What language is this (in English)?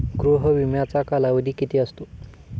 Marathi